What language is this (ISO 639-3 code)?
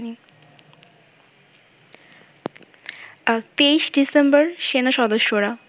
ben